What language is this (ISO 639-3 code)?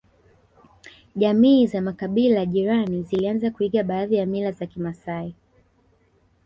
swa